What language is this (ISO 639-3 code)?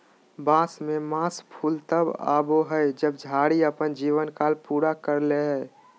mag